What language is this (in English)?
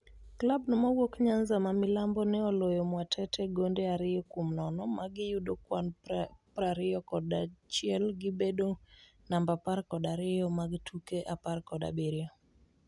Luo (Kenya and Tanzania)